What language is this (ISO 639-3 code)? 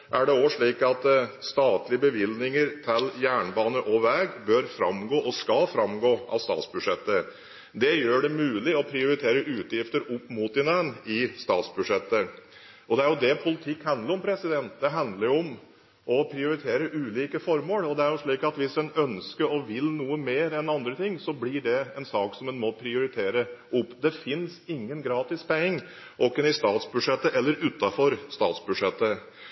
nob